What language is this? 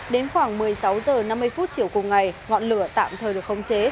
Vietnamese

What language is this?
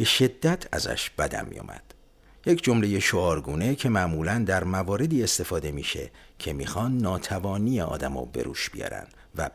Persian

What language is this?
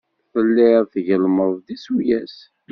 Kabyle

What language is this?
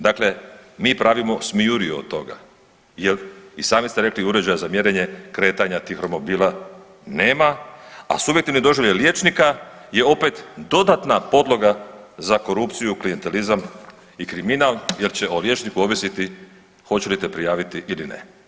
Croatian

